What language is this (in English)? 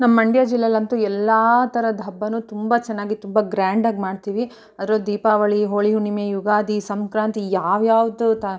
Kannada